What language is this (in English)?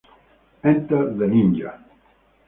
Italian